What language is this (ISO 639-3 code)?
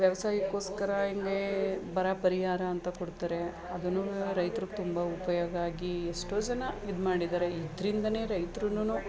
kan